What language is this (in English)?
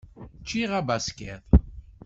Kabyle